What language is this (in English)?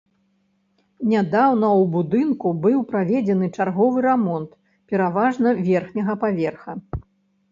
Belarusian